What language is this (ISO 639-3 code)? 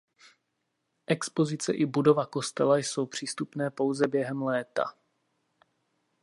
ces